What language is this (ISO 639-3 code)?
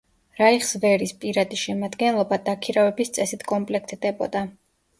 kat